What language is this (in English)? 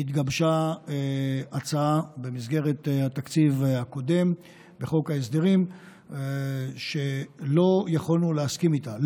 Hebrew